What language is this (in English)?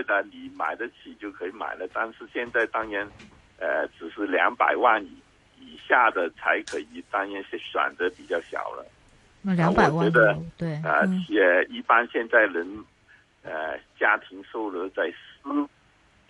Chinese